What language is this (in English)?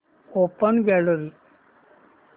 Marathi